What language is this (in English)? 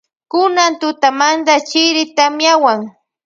Loja Highland Quichua